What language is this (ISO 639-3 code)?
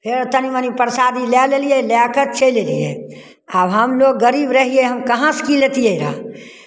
mai